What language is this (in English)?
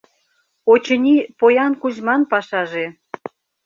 Mari